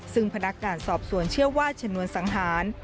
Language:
Thai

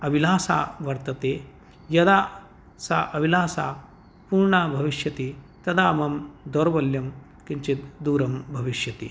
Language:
Sanskrit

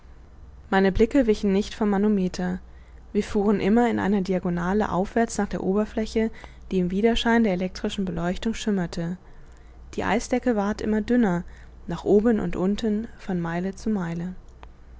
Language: German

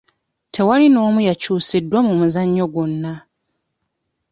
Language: Ganda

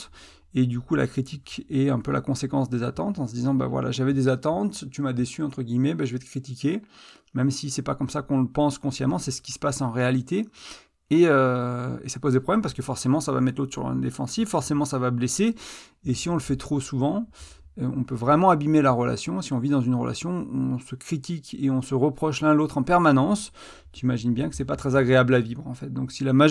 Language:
French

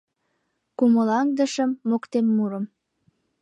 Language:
Mari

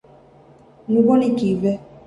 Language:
Divehi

